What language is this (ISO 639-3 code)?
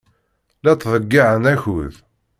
kab